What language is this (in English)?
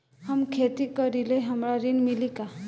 Bhojpuri